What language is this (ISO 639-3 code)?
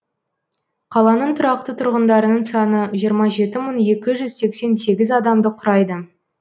kaz